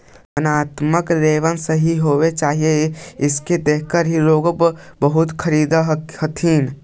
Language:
Magahi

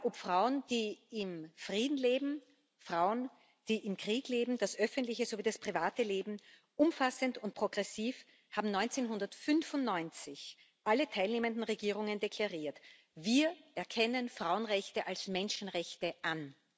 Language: German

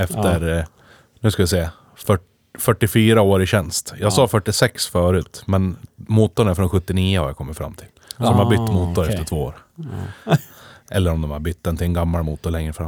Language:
Swedish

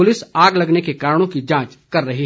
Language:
Hindi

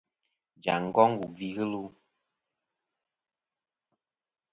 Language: Kom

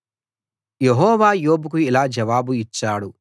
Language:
Telugu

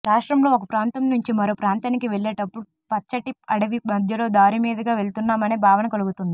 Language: Telugu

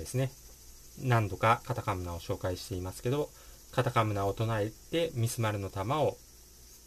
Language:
Japanese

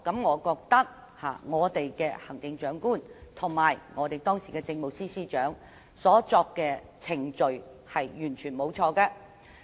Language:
Cantonese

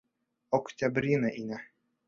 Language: Bashkir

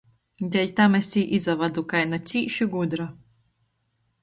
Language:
Latgalian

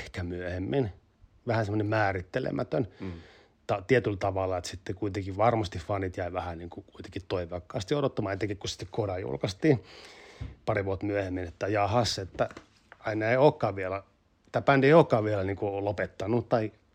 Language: Finnish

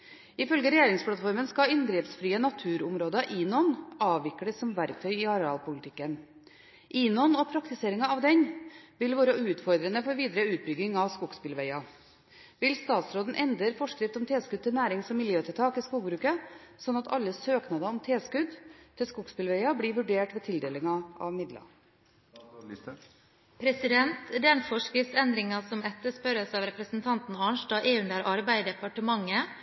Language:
Norwegian Bokmål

